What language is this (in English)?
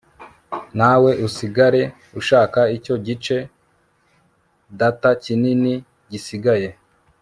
Kinyarwanda